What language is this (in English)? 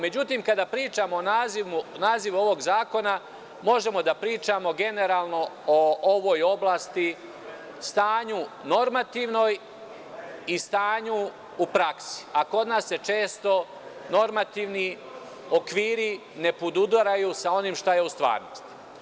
Serbian